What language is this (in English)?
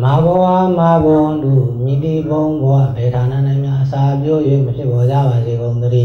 Thai